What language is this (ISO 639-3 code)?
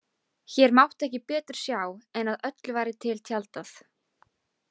isl